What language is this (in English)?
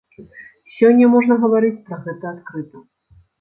Belarusian